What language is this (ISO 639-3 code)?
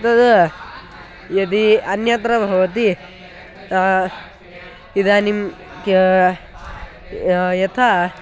san